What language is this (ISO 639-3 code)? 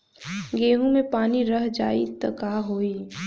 bho